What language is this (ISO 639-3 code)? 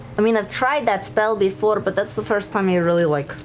eng